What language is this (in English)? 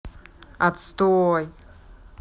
Russian